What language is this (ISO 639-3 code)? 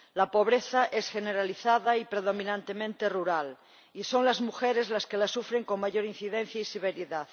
spa